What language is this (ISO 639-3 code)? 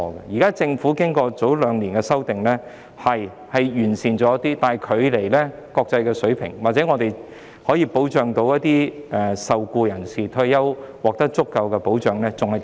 yue